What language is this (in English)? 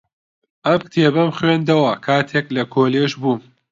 Central Kurdish